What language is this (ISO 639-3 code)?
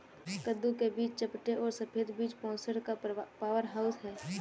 hin